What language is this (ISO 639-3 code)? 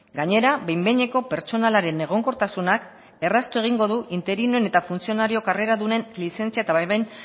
eus